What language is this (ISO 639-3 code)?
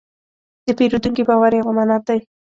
pus